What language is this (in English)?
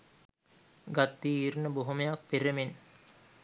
Sinhala